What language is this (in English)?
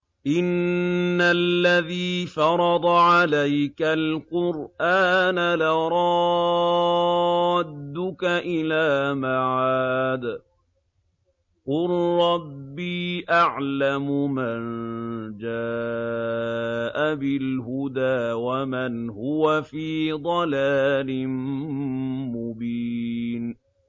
Arabic